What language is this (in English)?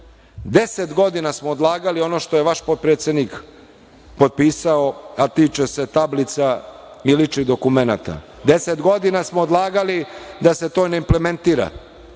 Serbian